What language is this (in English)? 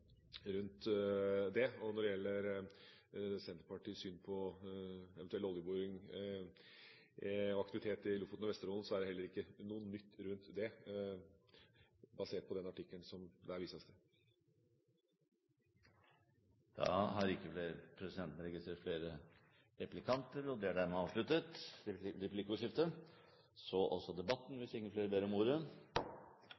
Norwegian